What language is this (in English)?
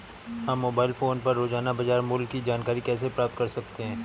Hindi